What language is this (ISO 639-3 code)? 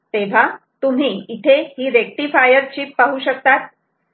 mar